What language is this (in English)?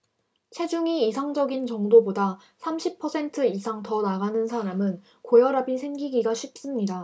Korean